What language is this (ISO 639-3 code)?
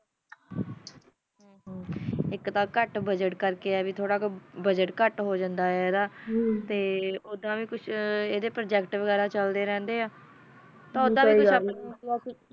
pan